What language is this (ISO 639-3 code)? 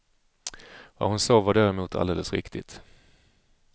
swe